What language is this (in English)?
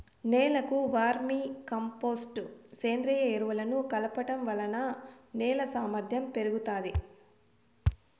Telugu